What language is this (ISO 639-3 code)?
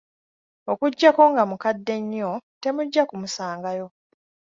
lug